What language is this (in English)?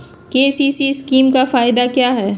Magahi